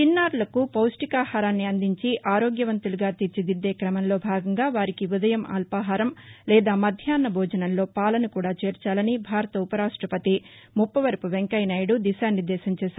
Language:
Telugu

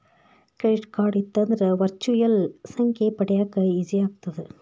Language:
Kannada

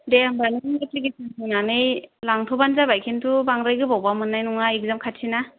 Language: Bodo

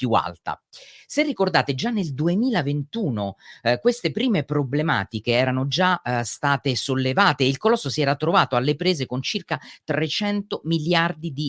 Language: Italian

